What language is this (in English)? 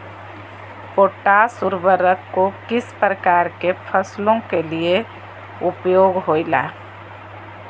Magahi